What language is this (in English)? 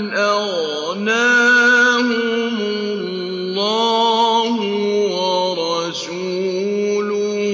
Arabic